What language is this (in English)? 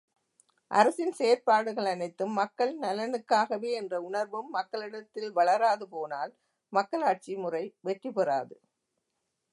Tamil